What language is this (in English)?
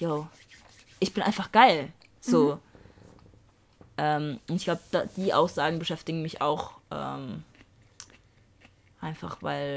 German